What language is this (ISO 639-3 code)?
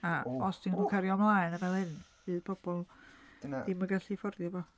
cym